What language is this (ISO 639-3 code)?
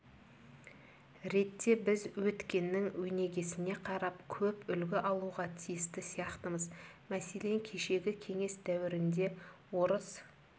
kaz